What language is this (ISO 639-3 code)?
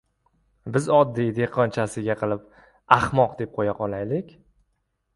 uzb